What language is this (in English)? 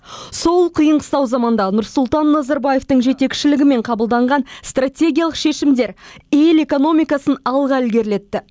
Kazakh